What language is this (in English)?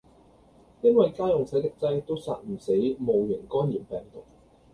Cantonese